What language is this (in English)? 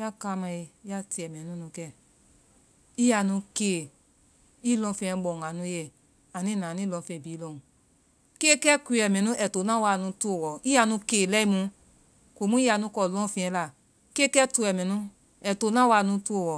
Vai